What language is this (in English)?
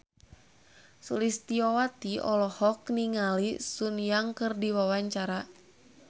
Sundanese